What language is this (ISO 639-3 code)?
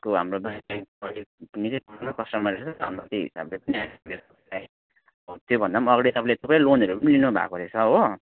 nep